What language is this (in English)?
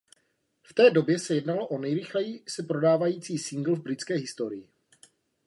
Czech